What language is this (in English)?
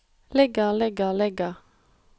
Norwegian